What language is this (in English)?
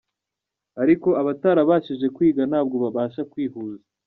Kinyarwanda